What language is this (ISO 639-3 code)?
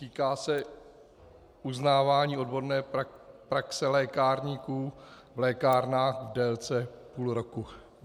ces